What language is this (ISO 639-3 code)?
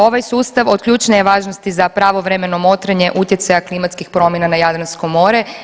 hrv